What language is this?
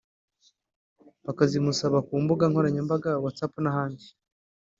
Kinyarwanda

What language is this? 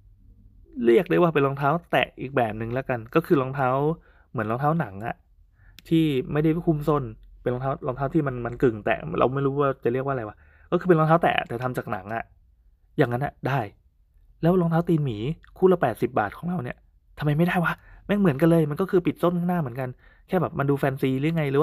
Thai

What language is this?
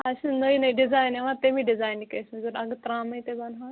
Kashmiri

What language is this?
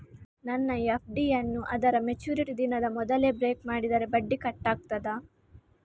Kannada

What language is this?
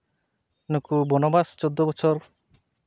Santali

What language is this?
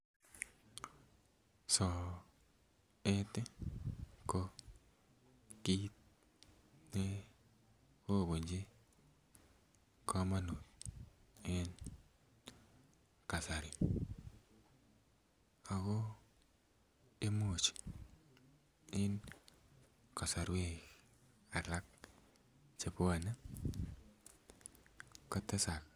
Kalenjin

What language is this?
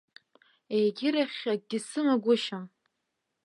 Abkhazian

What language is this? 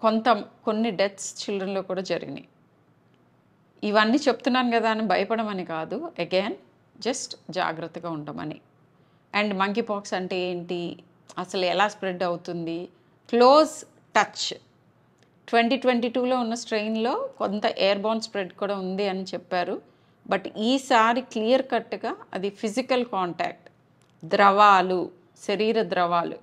Telugu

